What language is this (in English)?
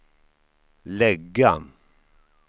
Swedish